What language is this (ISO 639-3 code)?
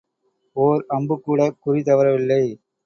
tam